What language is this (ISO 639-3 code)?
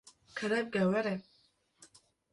kur